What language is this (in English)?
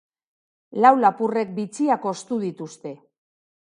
Basque